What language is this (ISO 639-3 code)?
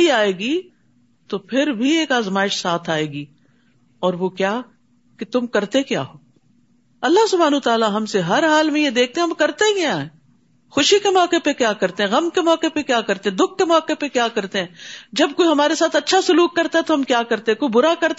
urd